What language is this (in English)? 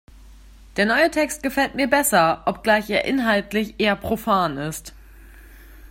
German